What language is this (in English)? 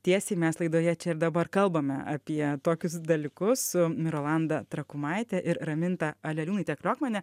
Lithuanian